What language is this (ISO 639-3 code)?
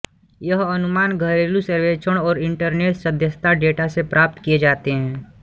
hin